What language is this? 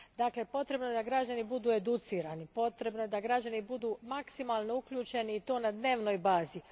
Croatian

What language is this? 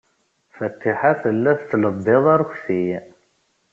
Kabyle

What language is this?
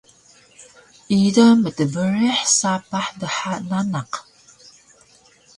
Taroko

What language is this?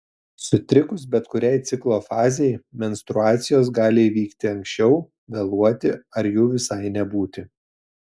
Lithuanian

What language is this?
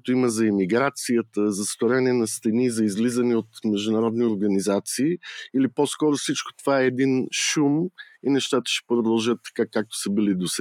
Bulgarian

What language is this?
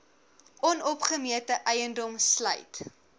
Afrikaans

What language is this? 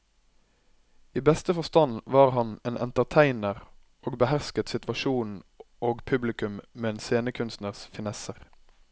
Norwegian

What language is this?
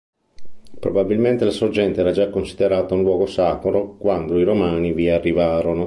Italian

